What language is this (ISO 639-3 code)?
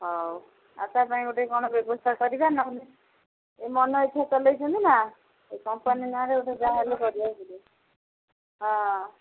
ori